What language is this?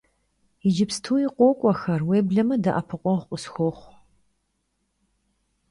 Kabardian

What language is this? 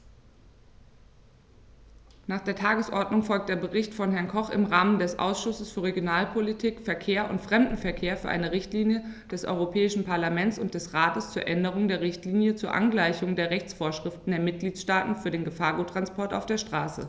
German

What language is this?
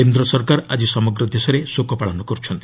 Odia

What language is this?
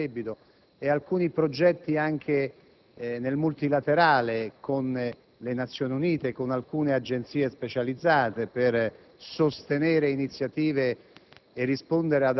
Italian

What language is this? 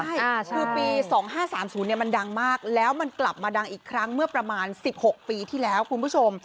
Thai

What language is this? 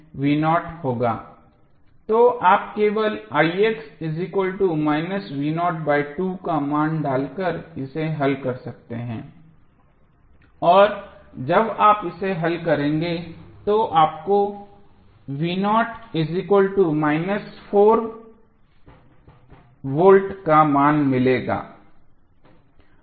Hindi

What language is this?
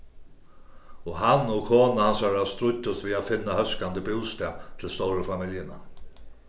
Faroese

